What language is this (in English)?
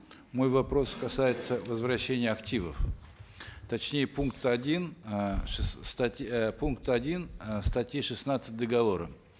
Kazakh